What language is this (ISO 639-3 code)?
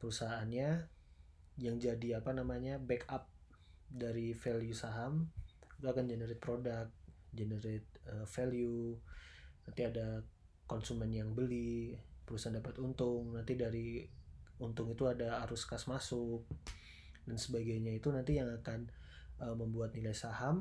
ind